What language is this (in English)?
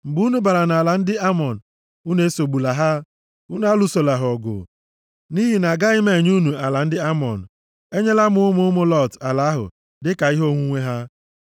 Igbo